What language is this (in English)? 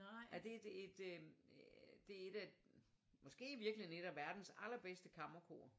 Danish